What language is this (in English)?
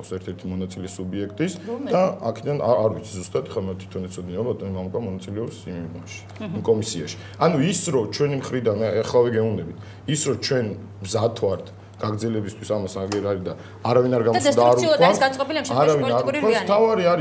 Romanian